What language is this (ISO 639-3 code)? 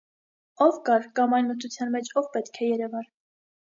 hye